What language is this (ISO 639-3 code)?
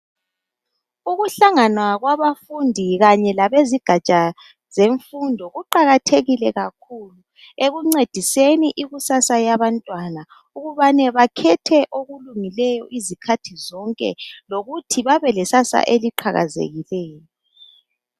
nde